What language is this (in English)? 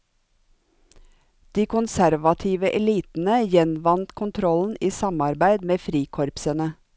Norwegian